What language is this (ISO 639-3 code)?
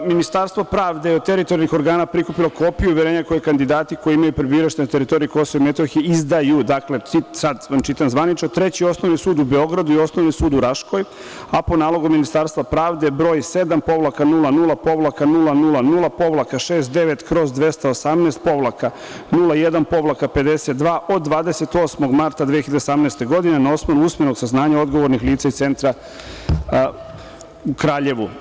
srp